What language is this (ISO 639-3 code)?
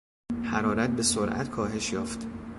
fas